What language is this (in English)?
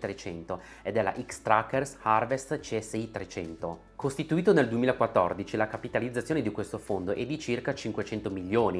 Italian